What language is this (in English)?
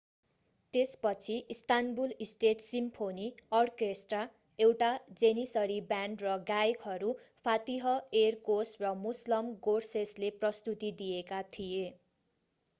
Nepali